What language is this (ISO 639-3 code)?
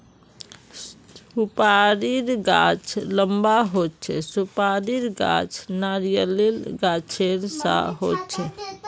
mag